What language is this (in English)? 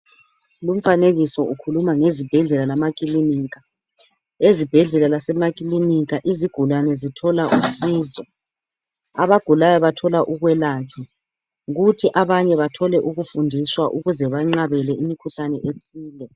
North Ndebele